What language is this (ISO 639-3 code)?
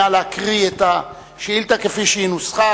heb